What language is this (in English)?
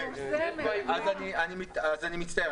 Hebrew